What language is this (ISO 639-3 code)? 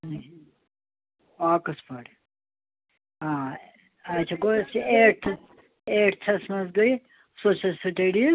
kas